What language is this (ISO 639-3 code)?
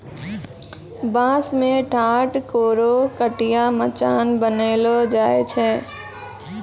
mai